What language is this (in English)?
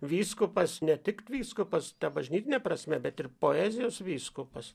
Lithuanian